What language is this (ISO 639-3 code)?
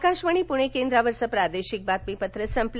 mar